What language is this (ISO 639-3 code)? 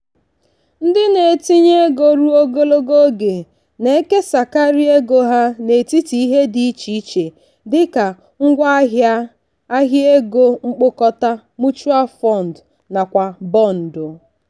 ibo